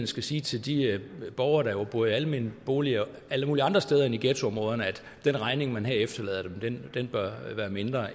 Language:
Danish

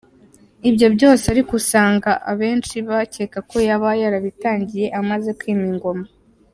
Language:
Kinyarwanda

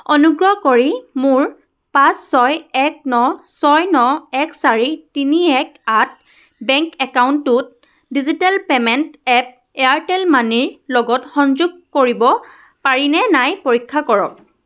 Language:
Assamese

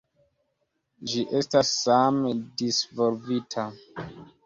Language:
Esperanto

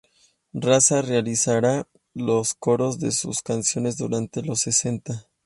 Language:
Spanish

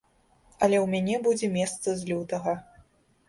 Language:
Belarusian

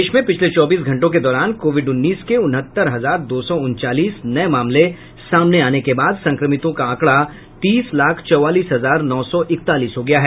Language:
Hindi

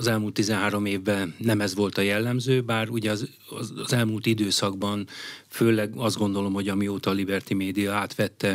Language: Hungarian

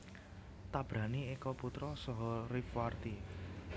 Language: Javanese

